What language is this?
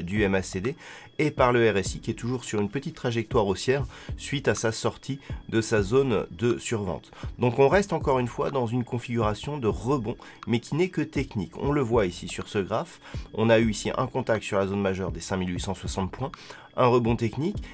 French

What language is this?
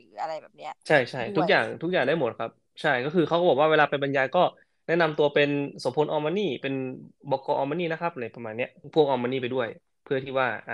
Thai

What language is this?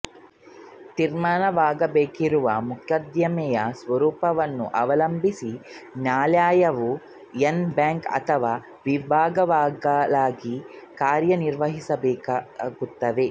Kannada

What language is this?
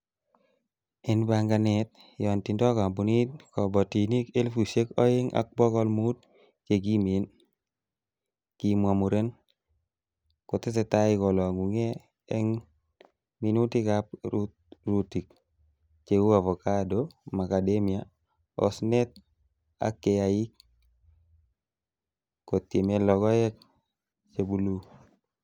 Kalenjin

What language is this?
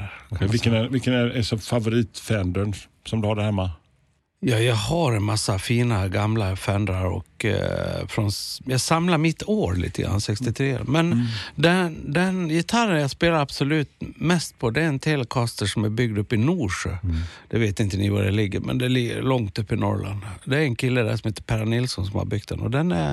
Swedish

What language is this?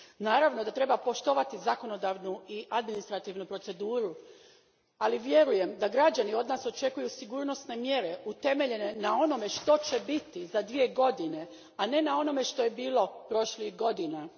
Croatian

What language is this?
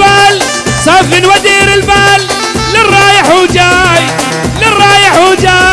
Arabic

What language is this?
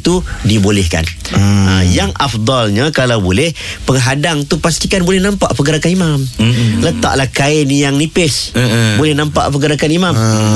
Malay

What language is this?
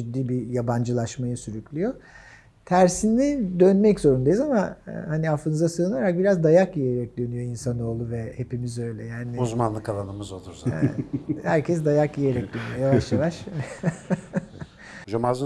Turkish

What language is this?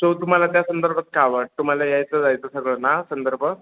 Marathi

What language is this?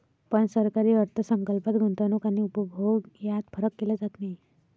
Marathi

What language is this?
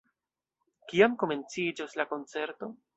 Esperanto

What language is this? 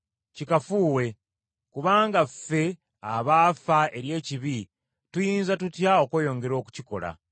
Ganda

